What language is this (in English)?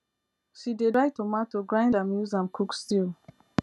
Nigerian Pidgin